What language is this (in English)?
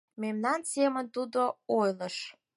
Mari